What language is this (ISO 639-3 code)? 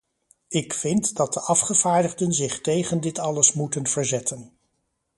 nld